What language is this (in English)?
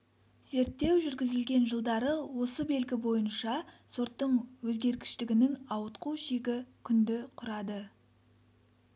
Kazakh